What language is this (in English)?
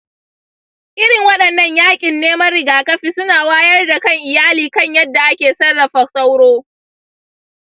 Hausa